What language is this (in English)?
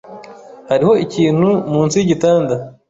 Kinyarwanda